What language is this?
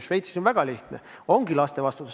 Estonian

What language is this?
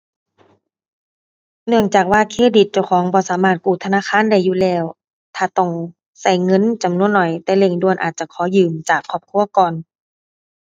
Thai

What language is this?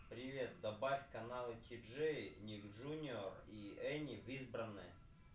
Russian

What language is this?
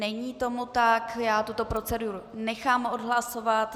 Czech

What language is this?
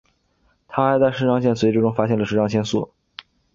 Chinese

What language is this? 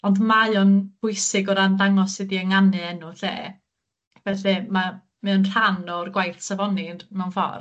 Welsh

